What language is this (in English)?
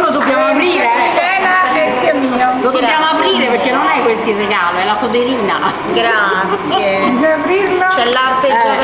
Italian